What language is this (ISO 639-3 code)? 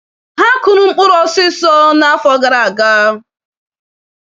ibo